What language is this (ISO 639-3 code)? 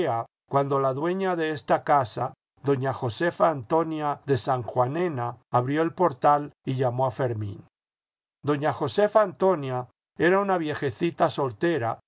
spa